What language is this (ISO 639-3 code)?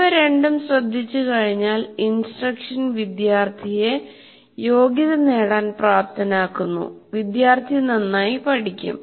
mal